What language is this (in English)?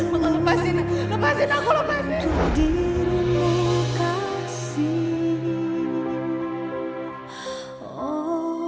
Indonesian